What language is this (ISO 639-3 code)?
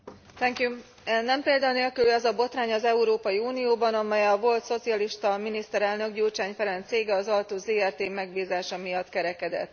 hun